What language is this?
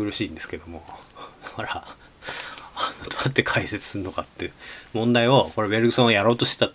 Japanese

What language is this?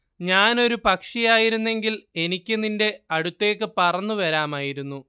Malayalam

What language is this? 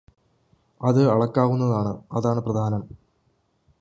Malayalam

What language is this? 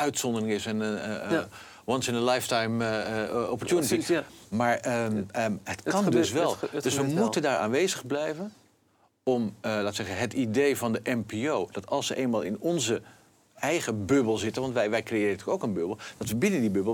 Dutch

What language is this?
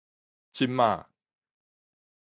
Min Nan Chinese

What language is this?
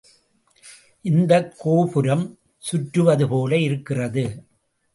Tamil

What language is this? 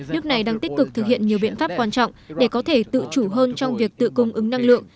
Vietnamese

